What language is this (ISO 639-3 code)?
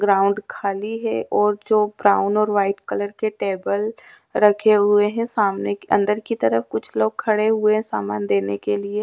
hin